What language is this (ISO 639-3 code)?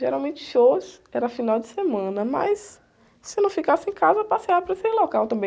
por